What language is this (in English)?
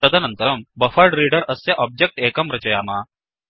Sanskrit